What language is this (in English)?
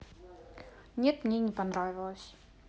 Russian